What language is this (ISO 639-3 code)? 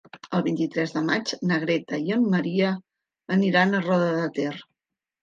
cat